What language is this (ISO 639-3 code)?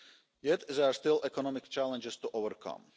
eng